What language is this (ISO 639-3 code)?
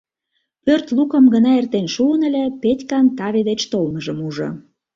chm